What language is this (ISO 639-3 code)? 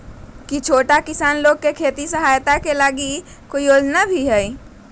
mag